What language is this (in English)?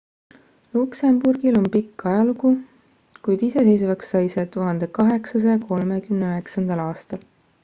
Estonian